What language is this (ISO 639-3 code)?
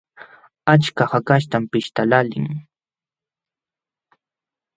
qxw